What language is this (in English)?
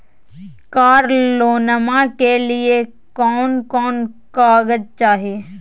Magahi